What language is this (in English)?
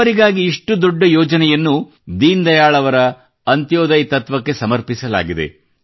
Kannada